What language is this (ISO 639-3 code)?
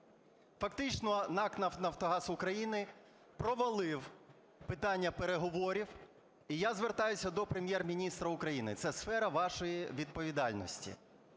ukr